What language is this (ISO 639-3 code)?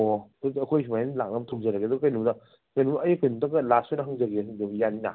mni